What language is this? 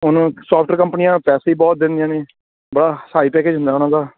Punjabi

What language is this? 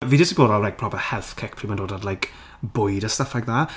Welsh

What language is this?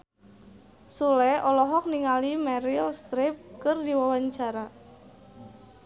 Sundanese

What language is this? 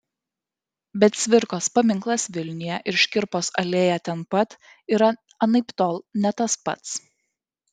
Lithuanian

